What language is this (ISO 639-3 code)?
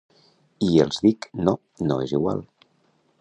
cat